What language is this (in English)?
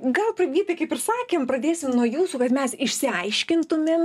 Lithuanian